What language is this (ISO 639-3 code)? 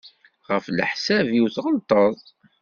kab